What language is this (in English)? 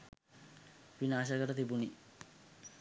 Sinhala